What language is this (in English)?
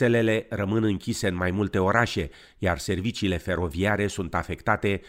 Romanian